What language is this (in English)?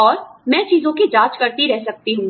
Hindi